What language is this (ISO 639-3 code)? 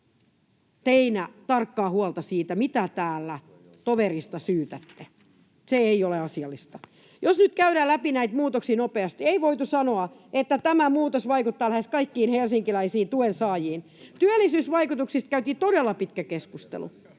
fin